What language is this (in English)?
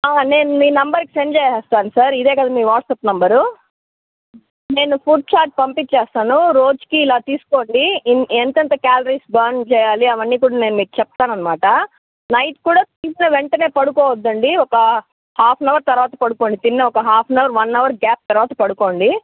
Telugu